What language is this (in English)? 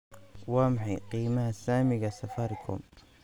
Somali